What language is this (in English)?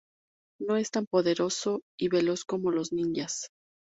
Spanish